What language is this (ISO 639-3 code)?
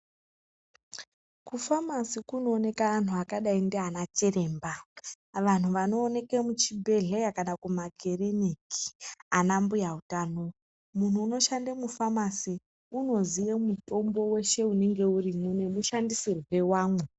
ndc